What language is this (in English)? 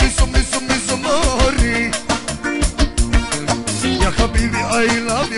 Arabic